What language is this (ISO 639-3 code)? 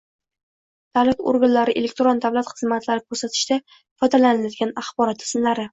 uzb